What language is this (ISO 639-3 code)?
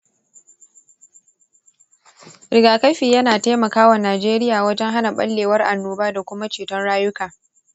hau